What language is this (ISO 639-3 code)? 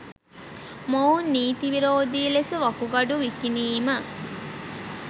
sin